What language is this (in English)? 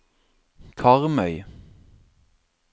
Norwegian